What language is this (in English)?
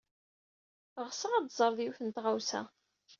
Kabyle